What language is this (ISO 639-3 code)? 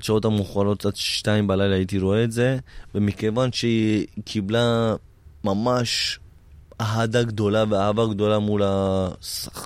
heb